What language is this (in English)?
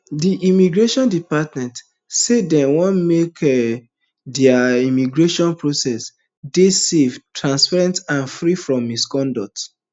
Nigerian Pidgin